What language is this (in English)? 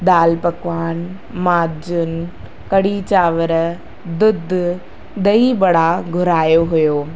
Sindhi